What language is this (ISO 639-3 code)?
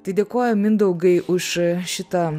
lit